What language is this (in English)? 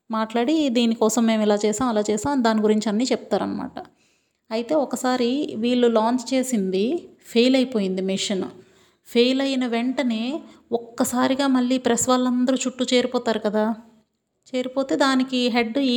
Telugu